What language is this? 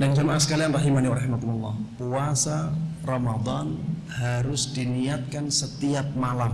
Indonesian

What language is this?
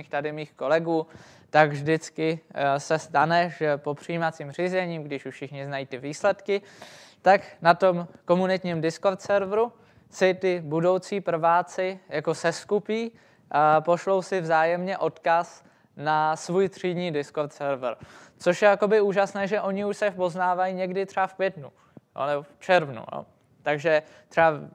Czech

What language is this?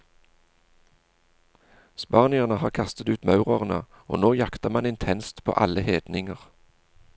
Norwegian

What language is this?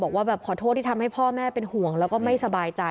Thai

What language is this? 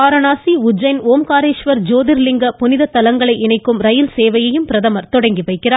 Tamil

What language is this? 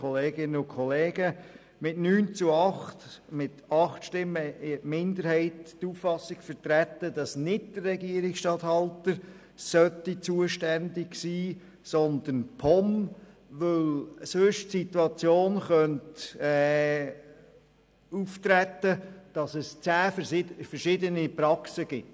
Swiss German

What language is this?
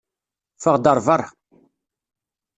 Kabyle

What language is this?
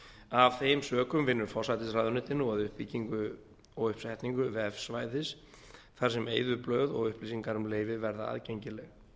Icelandic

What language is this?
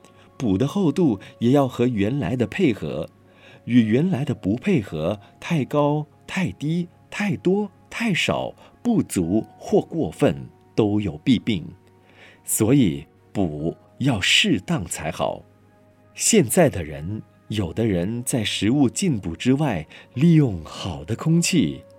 Chinese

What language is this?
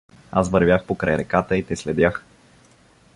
Bulgarian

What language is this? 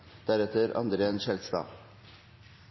Norwegian Bokmål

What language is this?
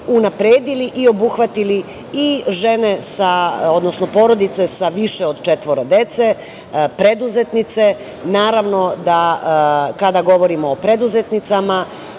Serbian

